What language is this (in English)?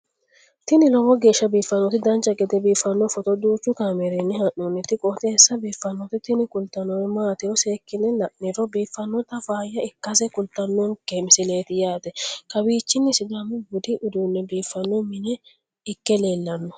Sidamo